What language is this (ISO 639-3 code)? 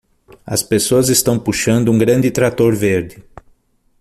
por